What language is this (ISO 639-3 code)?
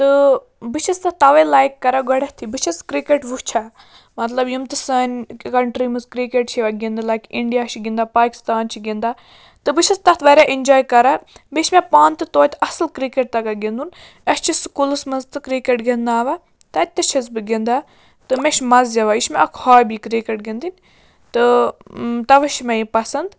kas